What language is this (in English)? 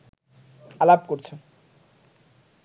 Bangla